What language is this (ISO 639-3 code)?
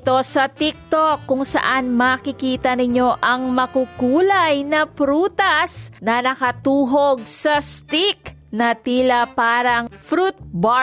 fil